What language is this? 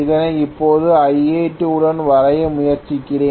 Tamil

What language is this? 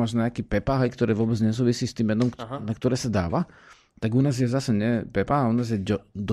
Slovak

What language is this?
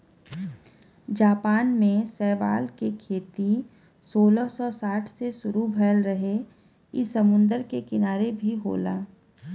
Bhojpuri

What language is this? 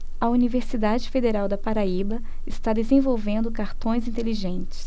Portuguese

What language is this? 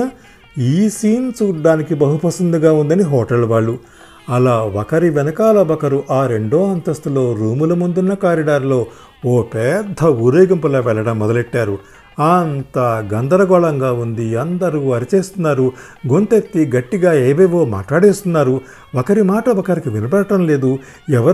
Telugu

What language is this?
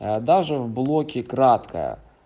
Russian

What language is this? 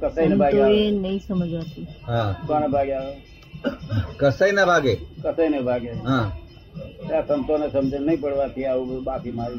Gujarati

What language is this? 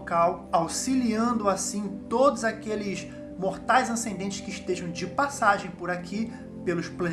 Portuguese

